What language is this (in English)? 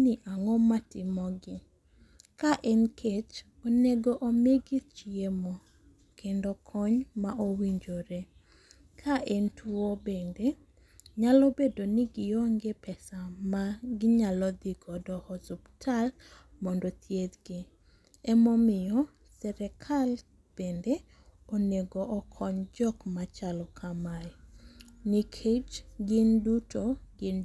Luo (Kenya and Tanzania)